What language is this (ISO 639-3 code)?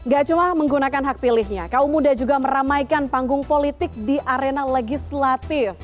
ind